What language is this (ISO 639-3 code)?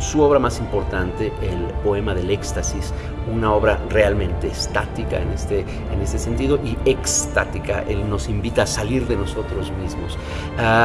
spa